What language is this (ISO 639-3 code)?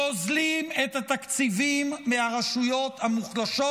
heb